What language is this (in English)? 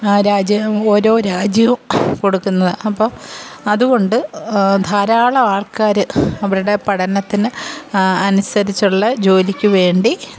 Malayalam